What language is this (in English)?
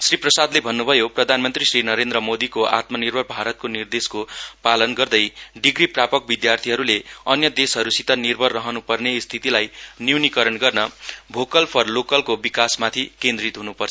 Nepali